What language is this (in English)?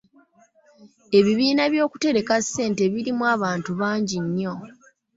Ganda